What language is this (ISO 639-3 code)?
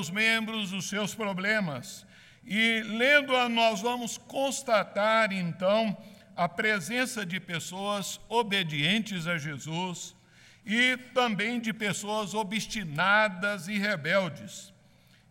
por